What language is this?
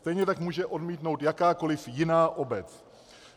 Czech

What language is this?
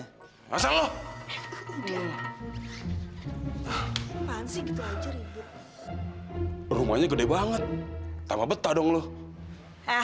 Indonesian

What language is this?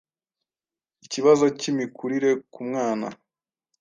Kinyarwanda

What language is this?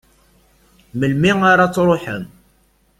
Kabyle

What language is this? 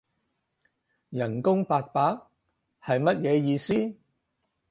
Cantonese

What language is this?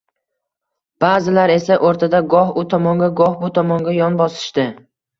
Uzbek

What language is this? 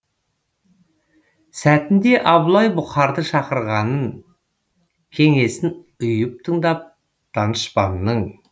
Kazakh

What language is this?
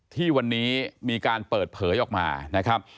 Thai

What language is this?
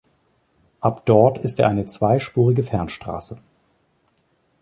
German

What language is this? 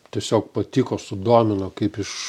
Lithuanian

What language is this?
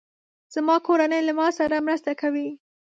Pashto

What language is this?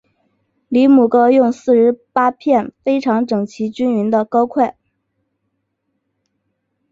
Chinese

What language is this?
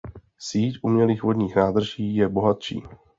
Czech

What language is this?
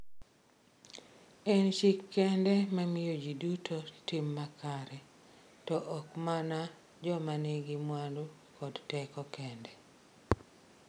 Luo (Kenya and Tanzania)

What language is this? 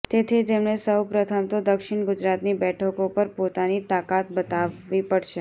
Gujarati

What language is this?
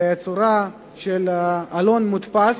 Hebrew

